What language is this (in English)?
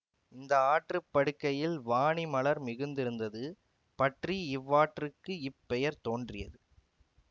Tamil